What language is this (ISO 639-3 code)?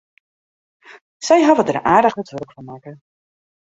fry